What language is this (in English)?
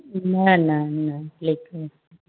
Sindhi